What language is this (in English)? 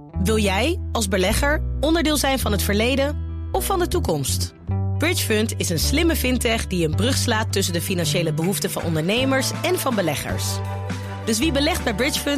Dutch